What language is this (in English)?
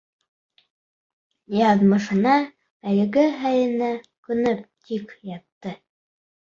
Bashkir